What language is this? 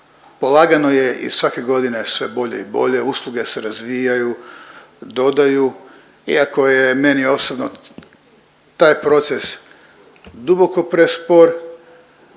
Croatian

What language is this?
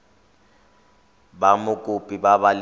Tswana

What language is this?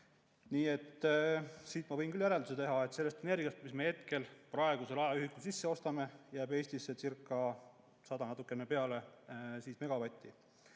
Estonian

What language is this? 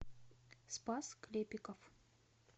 Russian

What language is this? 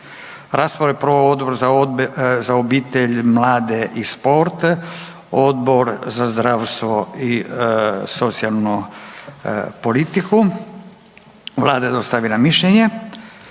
Croatian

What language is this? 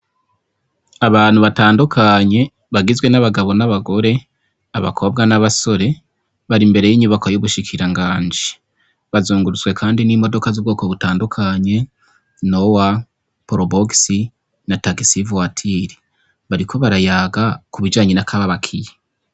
Rundi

